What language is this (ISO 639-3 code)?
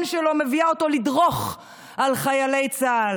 heb